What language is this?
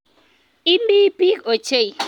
Kalenjin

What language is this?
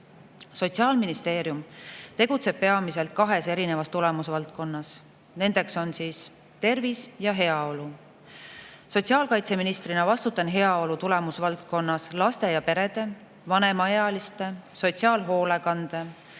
Estonian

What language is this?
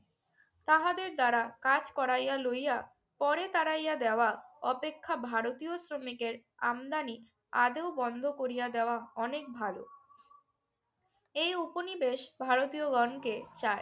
Bangla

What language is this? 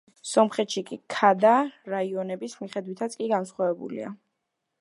Georgian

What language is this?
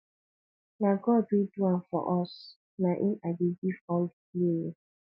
Nigerian Pidgin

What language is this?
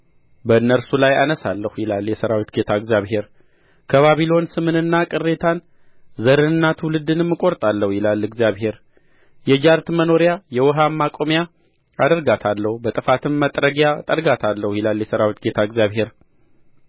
Amharic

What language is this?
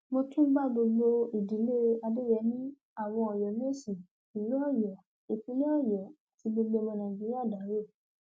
Yoruba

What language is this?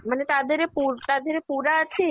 Odia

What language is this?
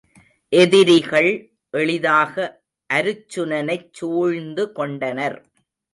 Tamil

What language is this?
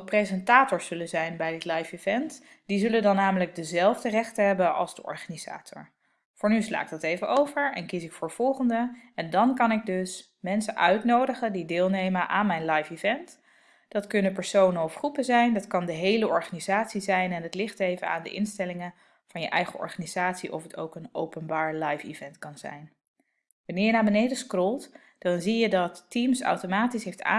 Dutch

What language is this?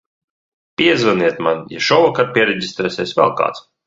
Latvian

